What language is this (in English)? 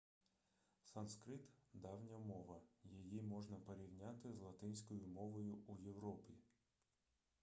Ukrainian